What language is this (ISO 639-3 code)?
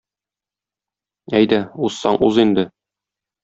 tat